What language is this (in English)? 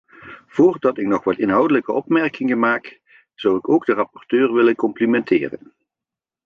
Dutch